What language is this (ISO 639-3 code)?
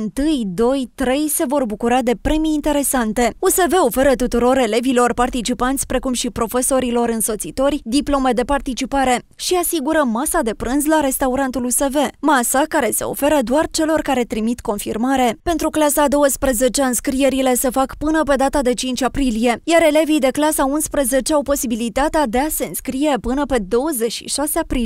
ron